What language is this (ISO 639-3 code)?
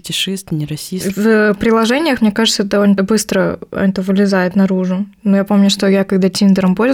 rus